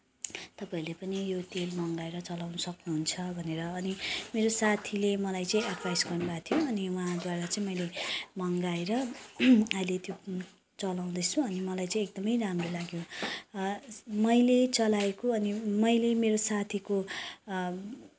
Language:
Nepali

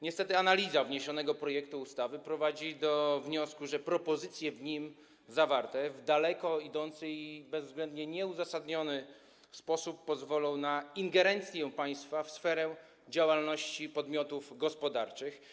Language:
Polish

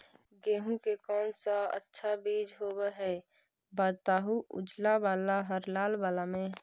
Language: Magahi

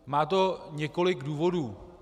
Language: Czech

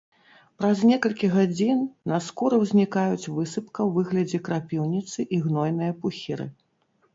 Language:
Belarusian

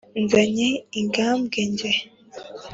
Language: Kinyarwanda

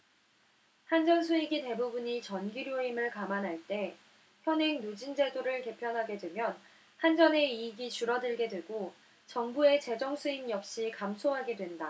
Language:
Korean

